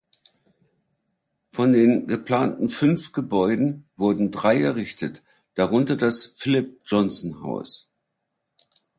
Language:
German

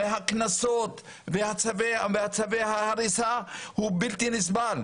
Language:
Hebrew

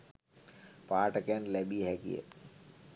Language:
Sinhala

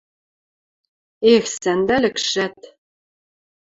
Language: Western Mari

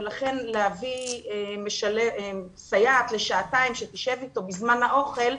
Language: Hebrew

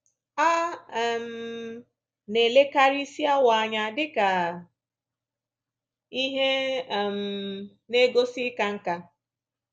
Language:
Igbo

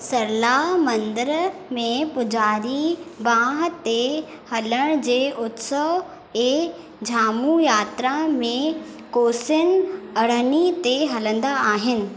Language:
Sindhi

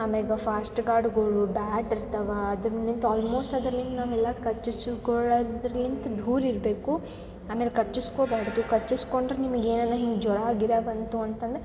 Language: Kannada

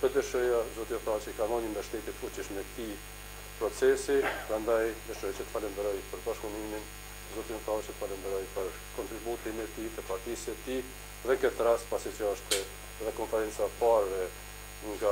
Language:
Lithuanian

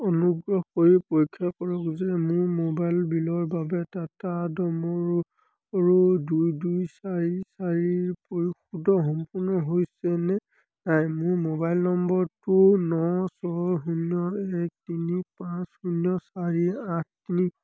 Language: Assamese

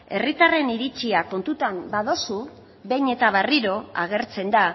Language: Basque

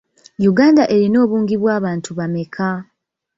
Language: Ganda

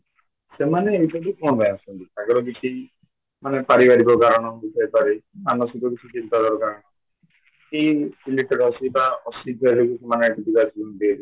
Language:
Odia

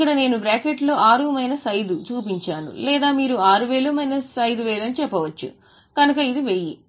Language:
Telugu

